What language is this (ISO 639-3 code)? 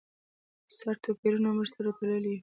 pus